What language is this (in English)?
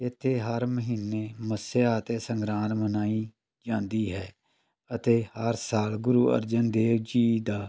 Punjabi